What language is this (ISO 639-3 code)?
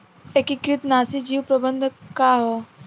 bho